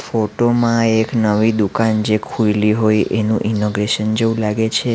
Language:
Gujarati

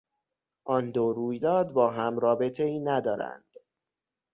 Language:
Persian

